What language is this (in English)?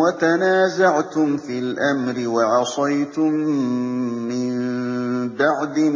Arabic